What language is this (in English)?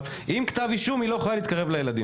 Hebrew